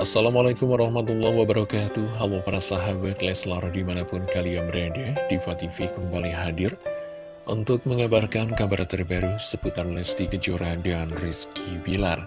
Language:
Indonesian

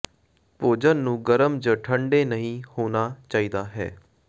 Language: Punjabi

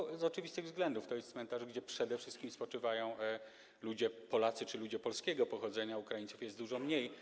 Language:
Polish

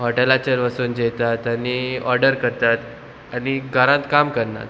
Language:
Konkani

